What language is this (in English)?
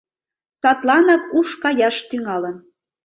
Mari